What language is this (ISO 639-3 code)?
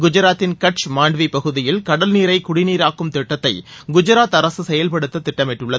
tam